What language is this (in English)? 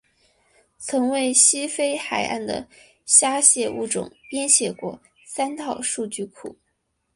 Chinese